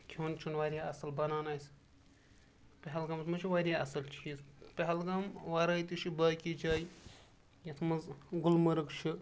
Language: Kashmiri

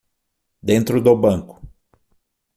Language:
Portuguese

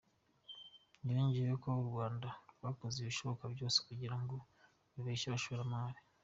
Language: Kinyarwanda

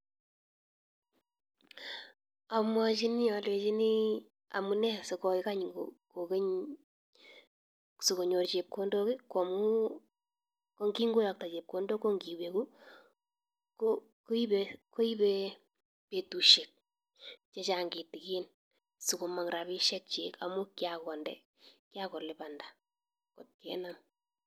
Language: Kalenjin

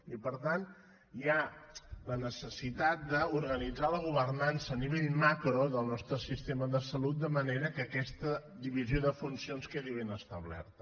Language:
Catalan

